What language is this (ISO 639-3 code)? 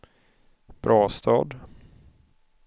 swe